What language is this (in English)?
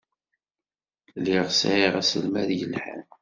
Kabyle